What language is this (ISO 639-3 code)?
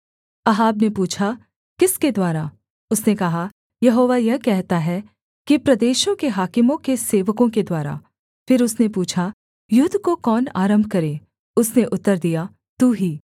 hin